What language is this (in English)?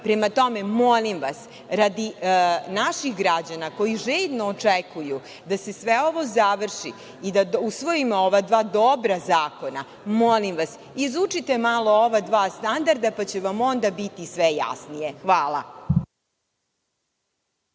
Serbian